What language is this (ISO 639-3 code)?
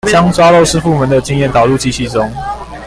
zho